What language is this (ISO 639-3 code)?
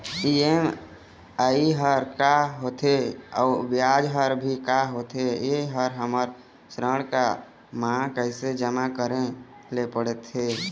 hne